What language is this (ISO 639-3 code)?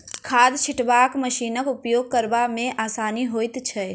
mai